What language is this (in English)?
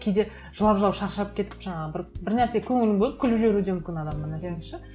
Kazakh